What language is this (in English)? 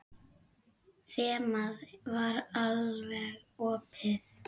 Icelandic